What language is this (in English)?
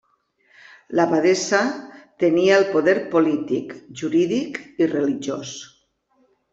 Catalan